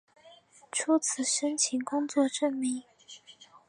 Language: Chinese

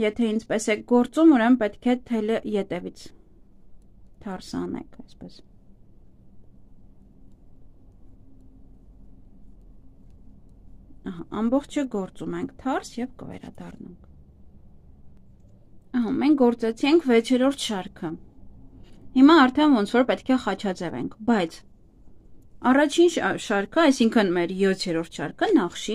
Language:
Turkish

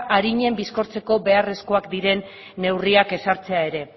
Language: Basque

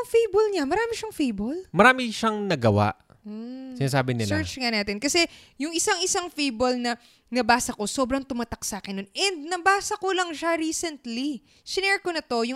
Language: Filipino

